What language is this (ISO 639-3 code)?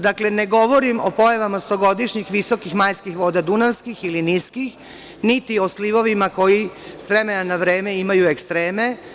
srp